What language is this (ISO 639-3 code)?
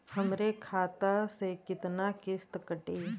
bho